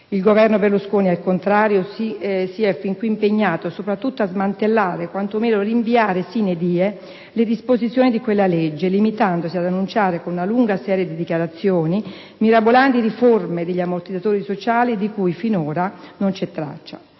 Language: Italian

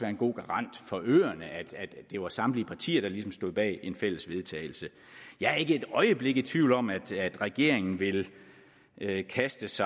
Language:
Danish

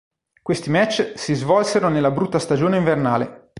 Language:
Italian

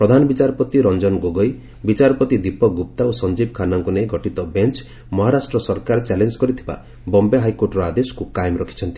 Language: Odia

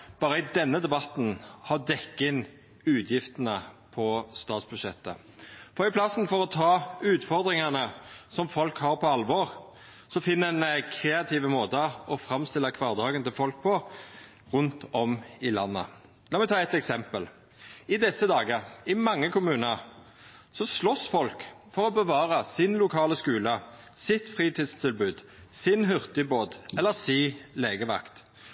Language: Norwegian Nynorsk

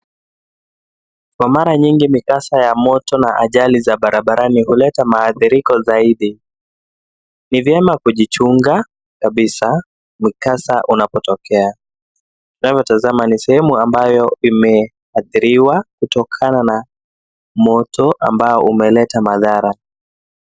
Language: Swahili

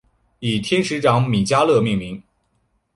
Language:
Chinese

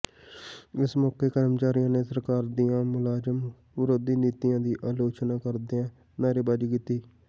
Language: Punjabi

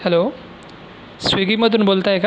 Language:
Marathi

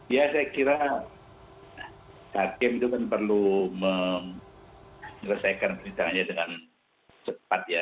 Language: Indonesian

